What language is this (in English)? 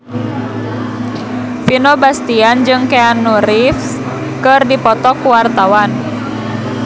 Sundanese